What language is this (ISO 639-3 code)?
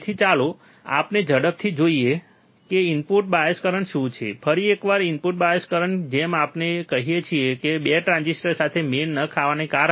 guj